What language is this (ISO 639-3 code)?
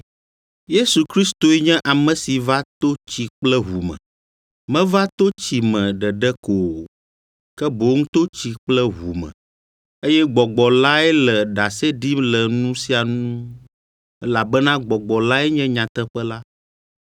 ewe